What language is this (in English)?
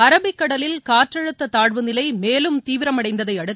Tamil